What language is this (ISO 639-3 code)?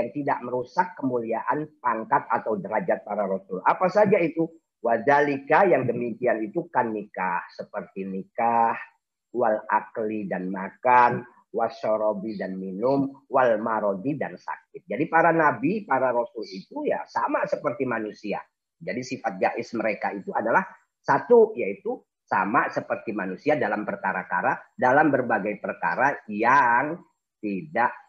ind